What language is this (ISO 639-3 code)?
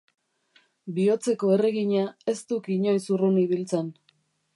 eus